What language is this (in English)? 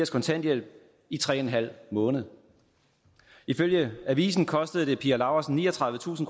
Danish